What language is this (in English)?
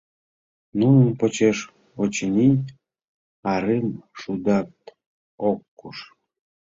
Mari